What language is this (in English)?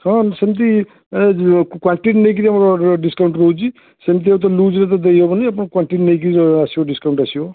Odia